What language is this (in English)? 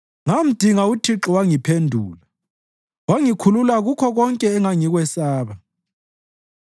North Ndebele